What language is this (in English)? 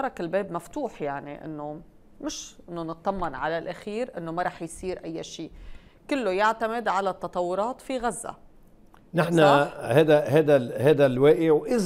Arabic